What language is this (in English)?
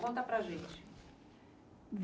Portuguese